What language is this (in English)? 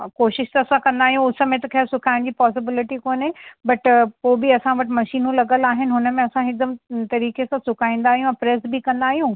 Sindhi